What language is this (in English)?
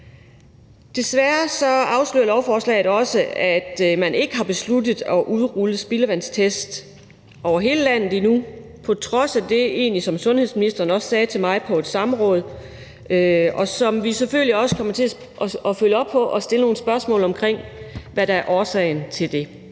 Danish